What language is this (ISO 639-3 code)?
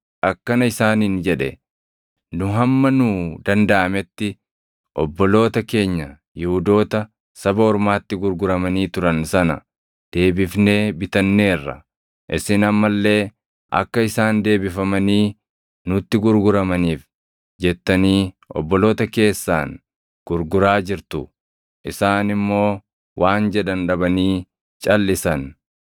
orm